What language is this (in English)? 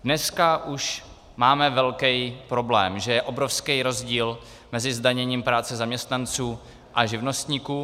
Czech